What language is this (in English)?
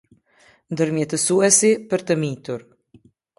Albanian